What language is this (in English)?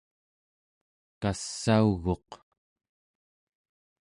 Central Yupik